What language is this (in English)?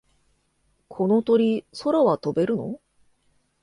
Japanese